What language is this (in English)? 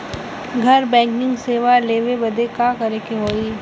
Bhojpuri